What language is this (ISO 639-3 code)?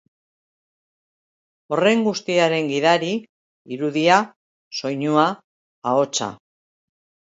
eus